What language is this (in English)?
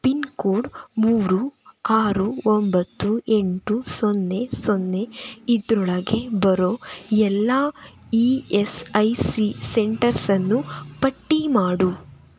Kannada